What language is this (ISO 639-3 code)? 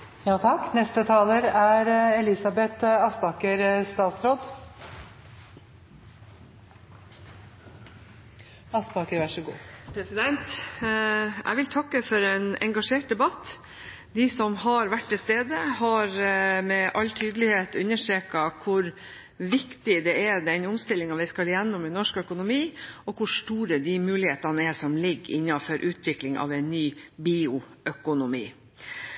nor